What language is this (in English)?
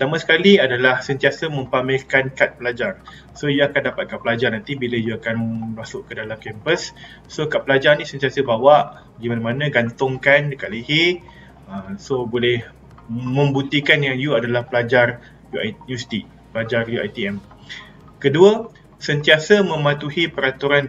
Malay